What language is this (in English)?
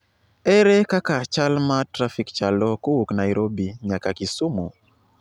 Luo (Kenya and Tanzania)